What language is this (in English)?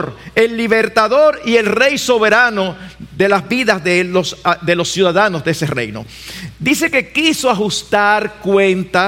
Spanish